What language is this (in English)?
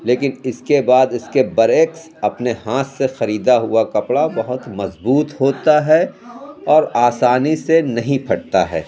Urdu